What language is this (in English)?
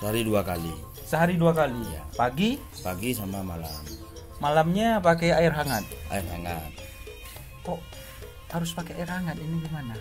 Indonesian